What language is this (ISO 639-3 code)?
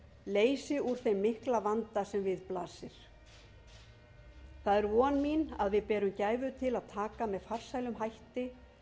isl